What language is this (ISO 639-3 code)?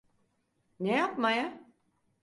tur